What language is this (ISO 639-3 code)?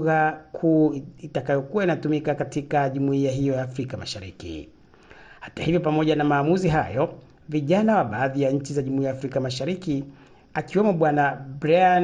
swa